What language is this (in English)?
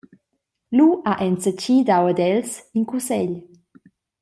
Romansh